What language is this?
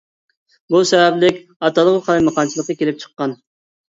Uyghur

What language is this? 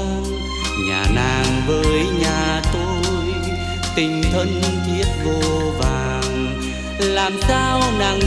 Vietnamese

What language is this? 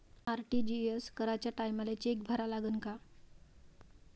Marathi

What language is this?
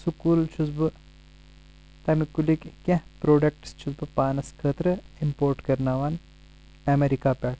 Kashmiri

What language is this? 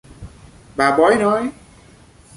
Vietnamese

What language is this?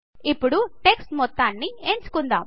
Telugu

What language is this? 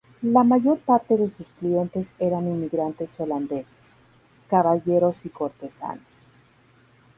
Spanish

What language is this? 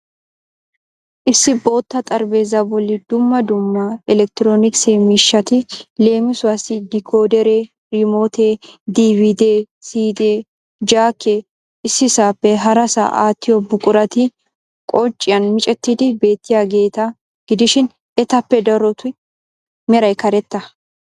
Wolaytta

